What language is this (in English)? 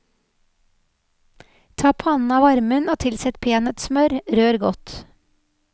Norwegian